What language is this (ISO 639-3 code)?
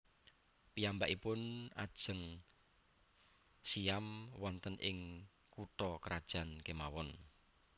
jav